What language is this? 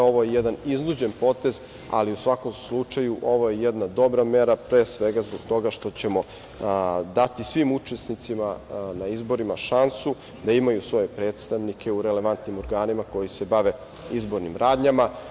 Serbian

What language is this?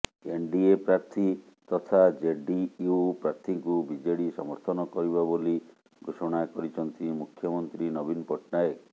Odia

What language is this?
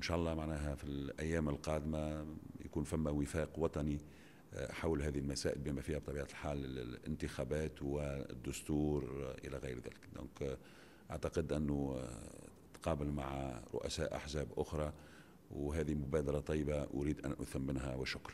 Arabic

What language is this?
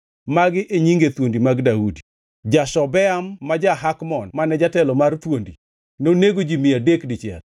Luo (Kenya and Tanzania)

